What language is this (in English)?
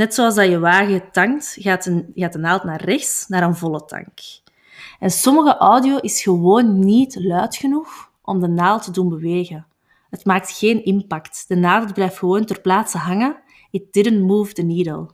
Dutch